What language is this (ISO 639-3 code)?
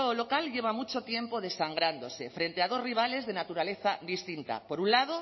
spa